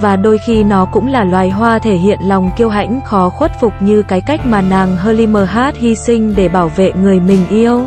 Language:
Vietnamese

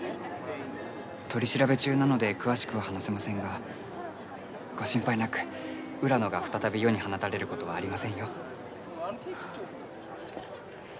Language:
Japanese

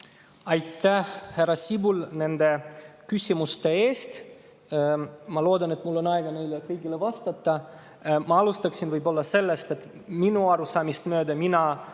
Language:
Estonian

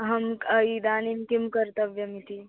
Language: Sanskrit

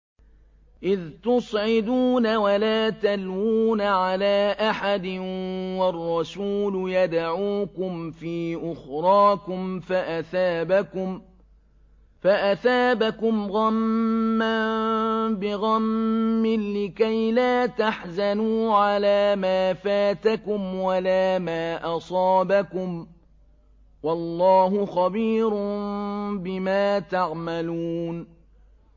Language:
Arabic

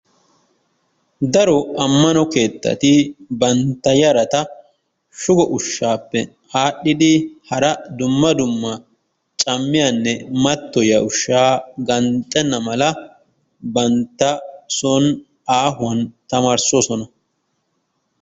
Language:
Wolaytta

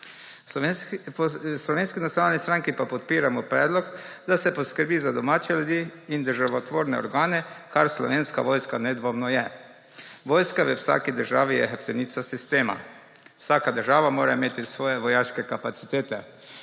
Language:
Slovenian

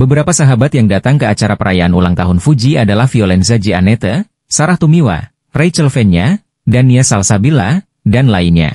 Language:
Indonesian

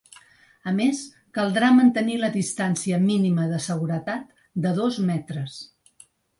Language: Catalan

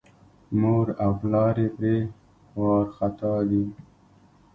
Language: Pashto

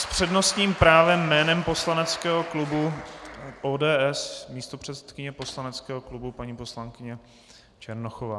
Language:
Czech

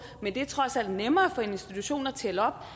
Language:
Danish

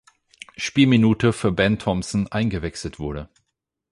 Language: German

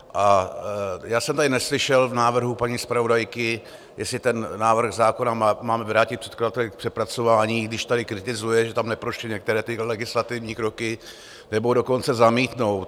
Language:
Czech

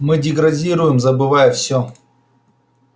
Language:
Russian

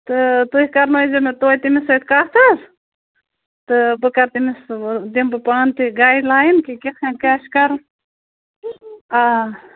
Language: Kashmiri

